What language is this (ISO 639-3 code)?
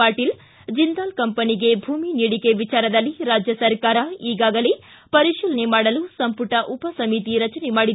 kan